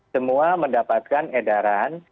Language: Indonesian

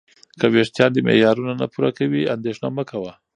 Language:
Pashto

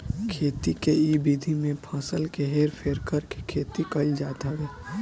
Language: Bhojpuri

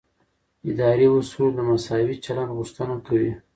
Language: Pashto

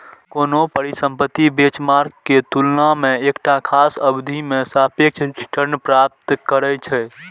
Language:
Maithili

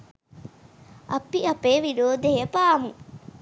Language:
Sinhala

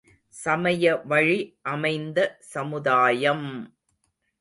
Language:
Tamil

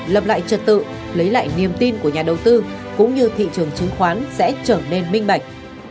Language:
Vietnamese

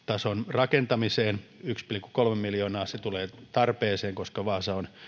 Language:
Finnish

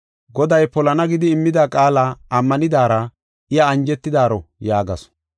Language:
Gofa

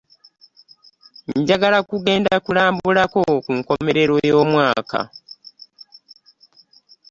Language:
Ganda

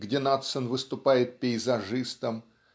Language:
Russian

